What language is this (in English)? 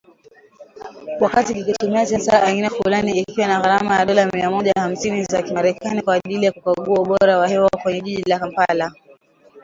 Swahili